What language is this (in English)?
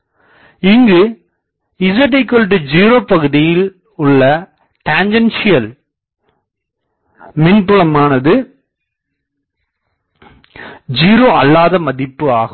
Tamil